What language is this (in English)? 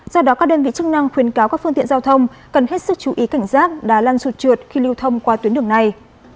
Vietnamese